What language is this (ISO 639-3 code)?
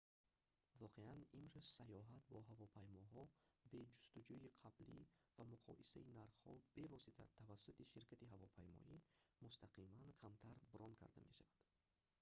tgk